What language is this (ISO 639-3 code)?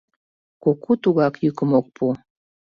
chm